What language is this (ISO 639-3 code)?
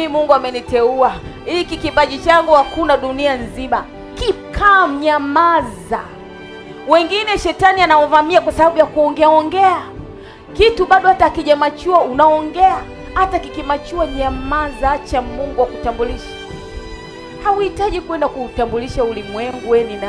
swa